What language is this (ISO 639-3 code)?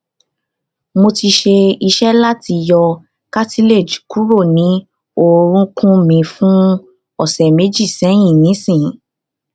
yor